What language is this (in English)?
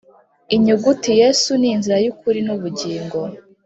Kinyarwanda